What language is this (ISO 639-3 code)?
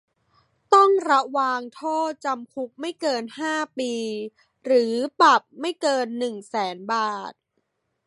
tha